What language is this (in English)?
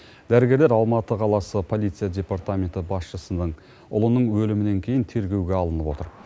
Kazakh